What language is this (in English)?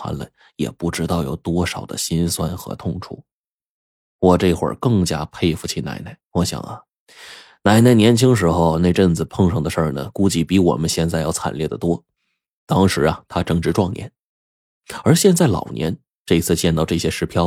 Chinese